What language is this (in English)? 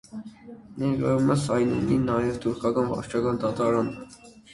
Armenian